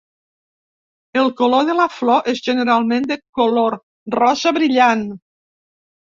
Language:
Catalan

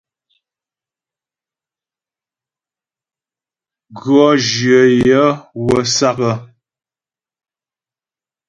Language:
Ghomala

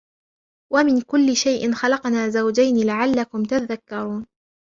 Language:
Arabic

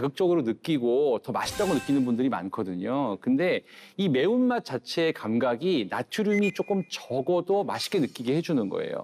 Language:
Korean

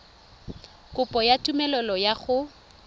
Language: Tswana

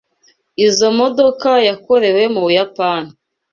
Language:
Kinyarwanda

